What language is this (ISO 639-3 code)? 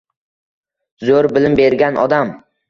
uzb